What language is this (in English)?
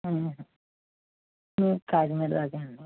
Telugu